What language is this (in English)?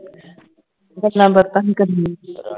Punjabi